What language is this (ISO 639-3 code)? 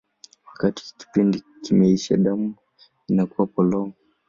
swa